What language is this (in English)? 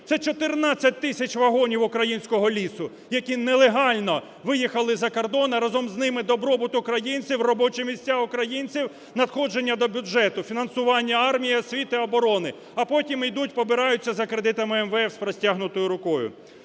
Ukrainian